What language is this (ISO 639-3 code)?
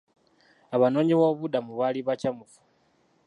lug